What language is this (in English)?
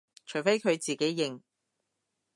Cantonese